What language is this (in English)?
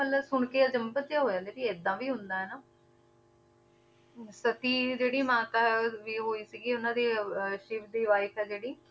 Punjabi